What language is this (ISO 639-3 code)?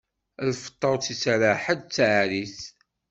kab